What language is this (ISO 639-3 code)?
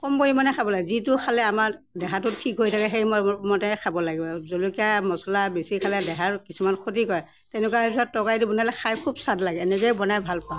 asm